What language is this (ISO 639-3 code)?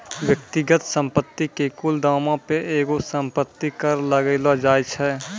mai